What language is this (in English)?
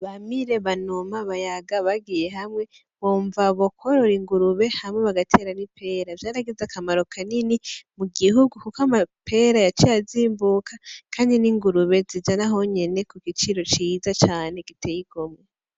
Rundi